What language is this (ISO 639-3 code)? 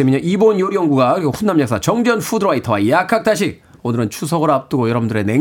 kor